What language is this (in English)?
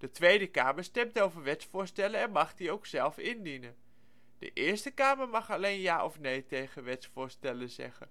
Dutch